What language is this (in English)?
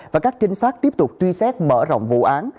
Vietnamese